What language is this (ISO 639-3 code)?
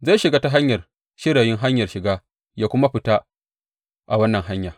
hau